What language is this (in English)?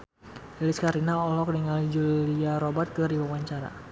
Sundanese